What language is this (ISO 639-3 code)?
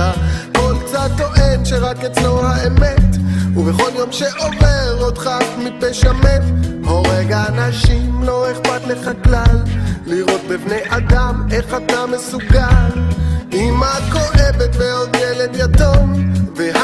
heb